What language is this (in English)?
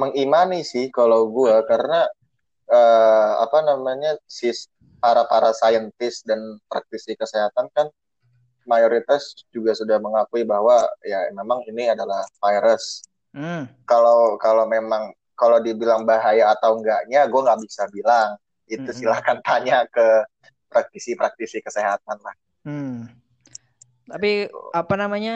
Indonesian